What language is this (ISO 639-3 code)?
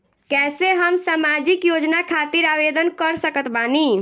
bho